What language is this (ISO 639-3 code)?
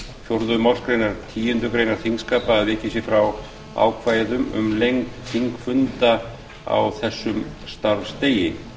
isl